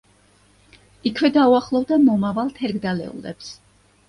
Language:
Georgian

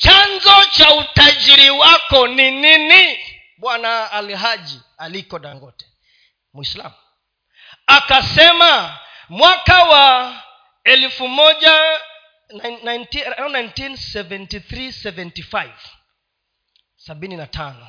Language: Swahili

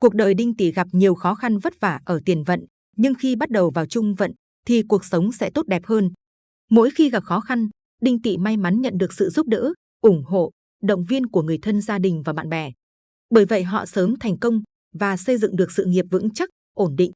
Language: Vietnamese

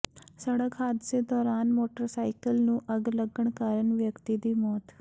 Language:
Punjabi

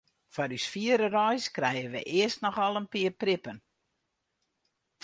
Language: Western Frisian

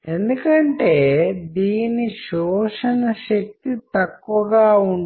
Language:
Telugu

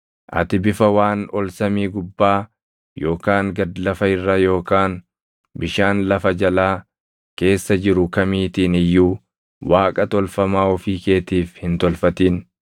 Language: Oromo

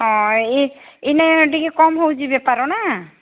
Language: Odia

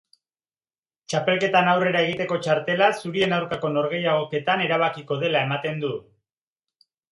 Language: Basque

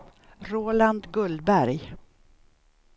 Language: Swedish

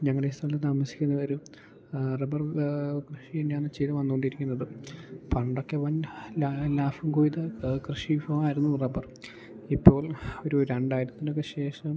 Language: Malayalam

